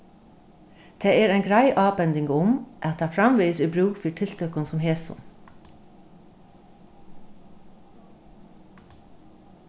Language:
Faroese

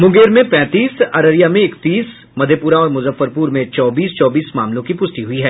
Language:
Hindi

